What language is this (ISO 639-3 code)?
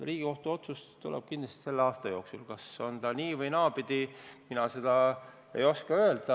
est